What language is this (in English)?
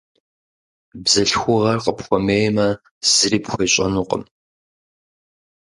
Kabardian